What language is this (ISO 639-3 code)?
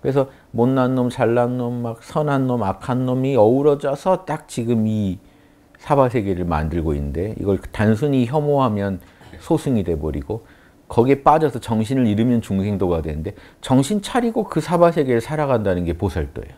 kor